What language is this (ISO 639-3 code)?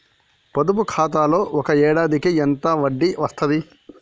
tel